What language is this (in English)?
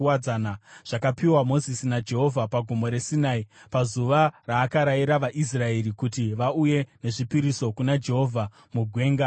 Shona